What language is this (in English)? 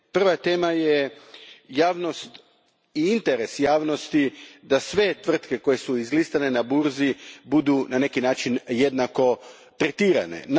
Croatian